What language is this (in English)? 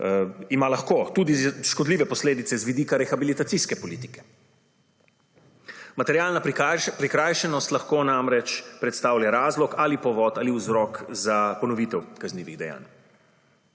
Slovenian